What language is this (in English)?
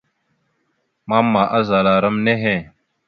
Mada (Cameroon)